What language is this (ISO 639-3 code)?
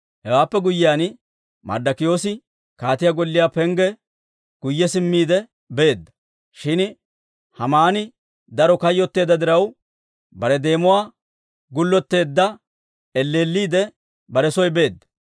dwr